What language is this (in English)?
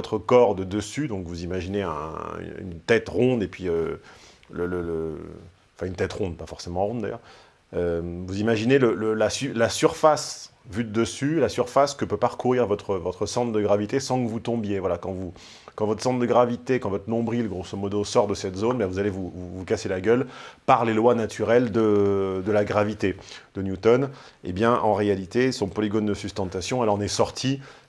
French